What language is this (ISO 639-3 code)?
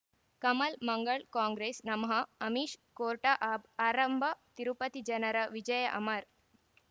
kan